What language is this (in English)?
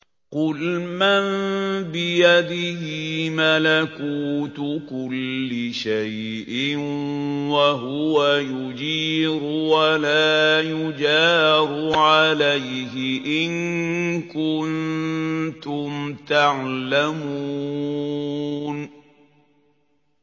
Arabic